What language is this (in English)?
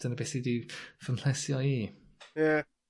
Welsh